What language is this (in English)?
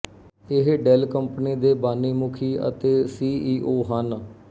Punjabi